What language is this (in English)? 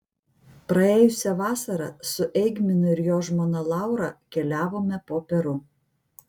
Lithuanian